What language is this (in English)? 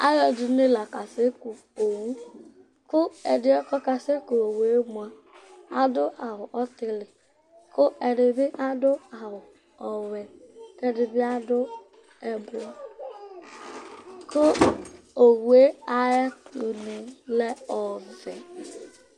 Ikposo